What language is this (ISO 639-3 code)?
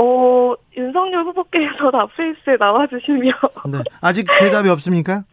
kor